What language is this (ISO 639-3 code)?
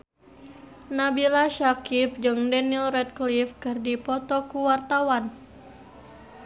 sun